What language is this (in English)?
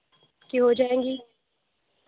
Urdu